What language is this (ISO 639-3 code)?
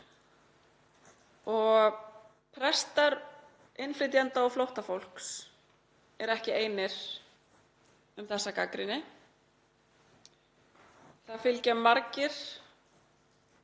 isl